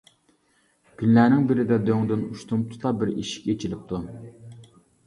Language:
Uyghur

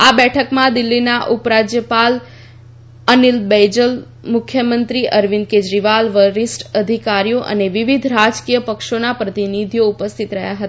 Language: Gujarati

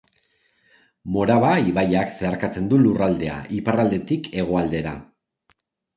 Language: Basque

